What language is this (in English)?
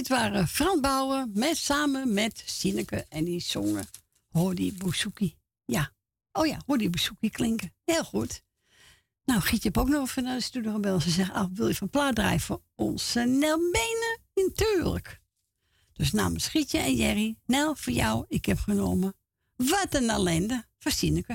Dutch